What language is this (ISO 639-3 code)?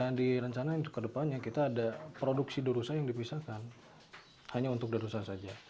ind